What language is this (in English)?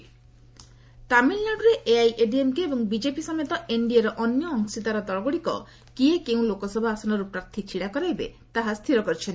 Odia